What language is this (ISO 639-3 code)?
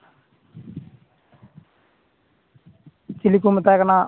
sat